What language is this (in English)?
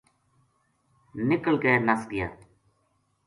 Gujari